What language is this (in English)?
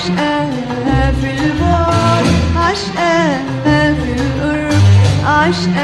Arabic